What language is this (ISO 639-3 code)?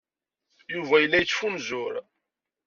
kab